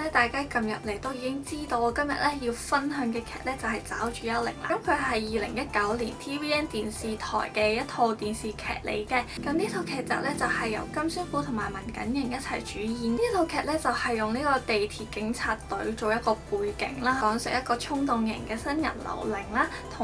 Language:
Chinese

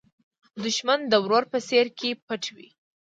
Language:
Pashto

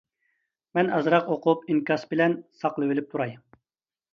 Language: Uyghur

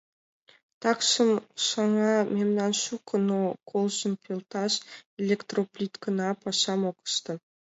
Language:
Mari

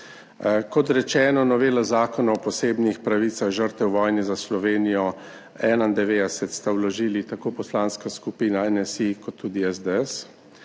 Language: Slovenian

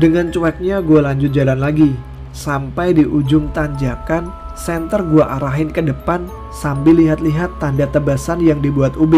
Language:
Indonesian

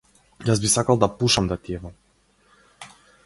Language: Macedonian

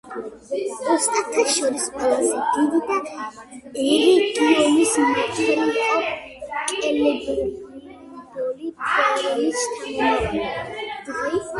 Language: Georgian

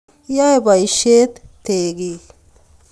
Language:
Kalenjin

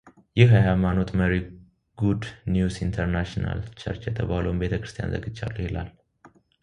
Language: Amharic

